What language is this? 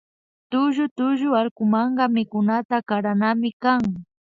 Imbabura Highland Quichua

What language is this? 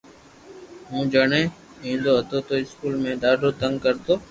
Loarki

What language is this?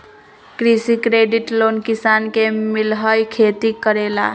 Magahi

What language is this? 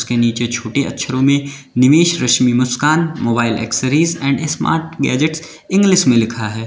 Hindi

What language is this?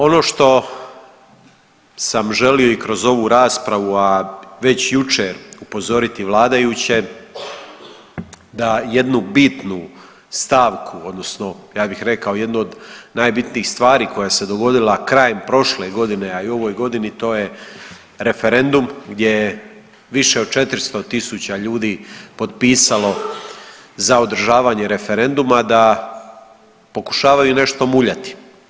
Croatian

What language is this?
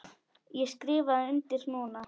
Icelandic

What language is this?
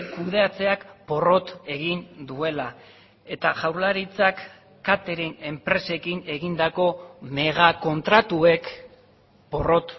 Basque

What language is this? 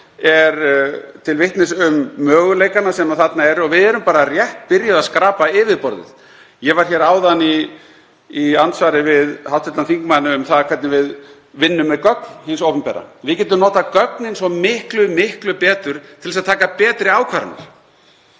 Icelandic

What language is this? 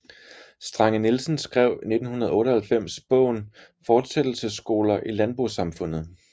Danish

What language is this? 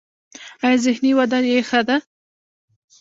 Pashto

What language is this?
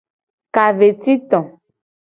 Gen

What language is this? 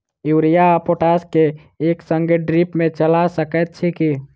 Maithili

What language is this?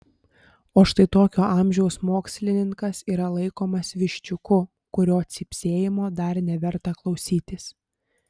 Lithuanian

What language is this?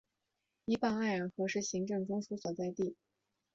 Chinese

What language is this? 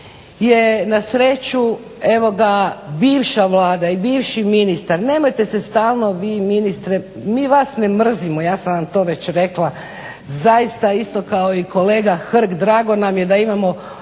Croatian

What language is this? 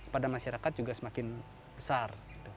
Indonesian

